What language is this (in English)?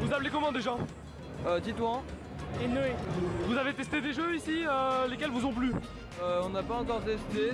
French